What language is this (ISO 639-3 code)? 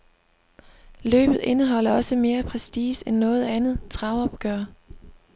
dan